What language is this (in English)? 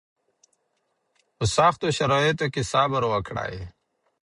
Pashto